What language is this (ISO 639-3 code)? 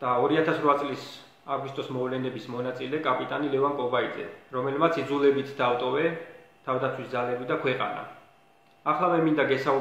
ron